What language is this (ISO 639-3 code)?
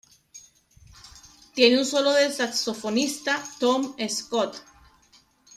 spa